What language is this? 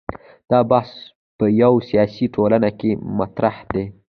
Pashto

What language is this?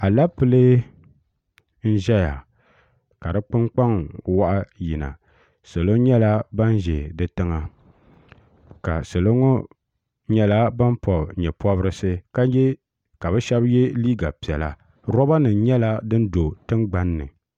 Dagbani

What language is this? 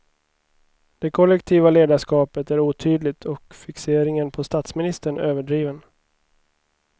Swedish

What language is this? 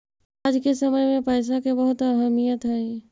Magahi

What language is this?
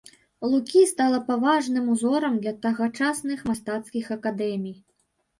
Belarusian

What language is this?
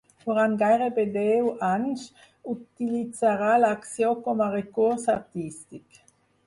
Catalan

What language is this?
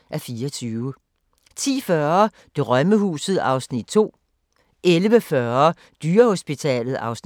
Danish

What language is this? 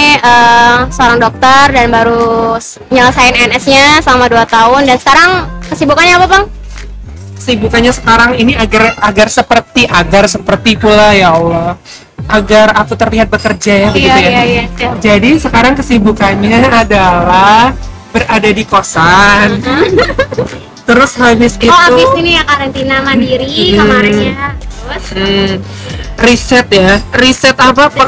Indonesian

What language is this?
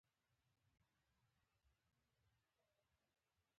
Pashto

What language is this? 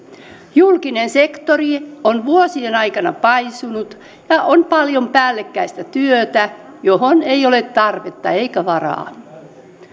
Finnish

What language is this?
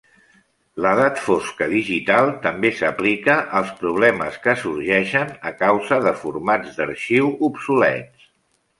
Catalan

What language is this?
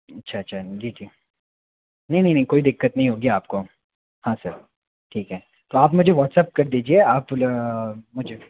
Hindi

